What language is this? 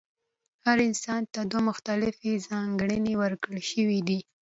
Pashto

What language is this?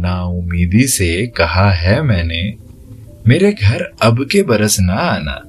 Hindi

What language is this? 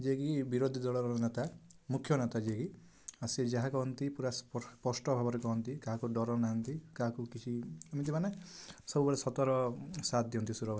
Odia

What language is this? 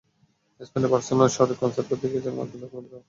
Bangla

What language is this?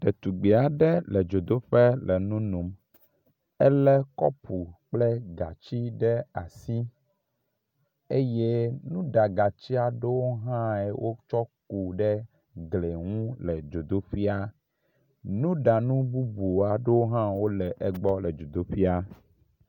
Ewe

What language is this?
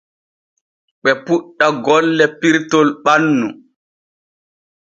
Borgu Fulfulde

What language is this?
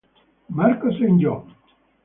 Italian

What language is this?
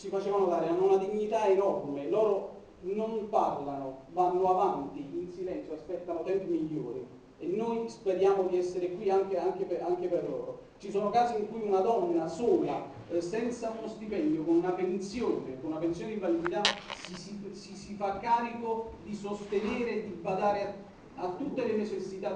Italian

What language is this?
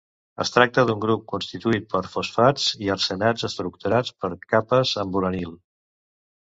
Catalan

